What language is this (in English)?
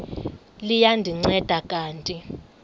Xhosa